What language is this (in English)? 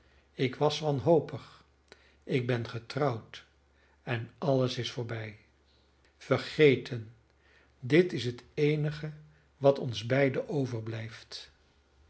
Dutch